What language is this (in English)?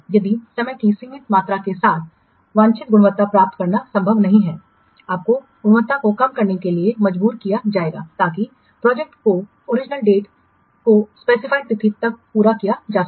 Hindi